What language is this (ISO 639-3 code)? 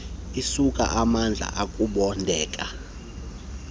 xho